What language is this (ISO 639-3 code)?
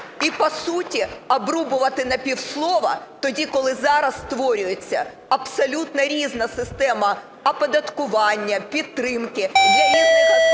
ukr